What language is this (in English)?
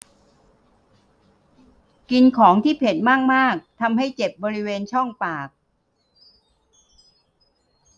Thai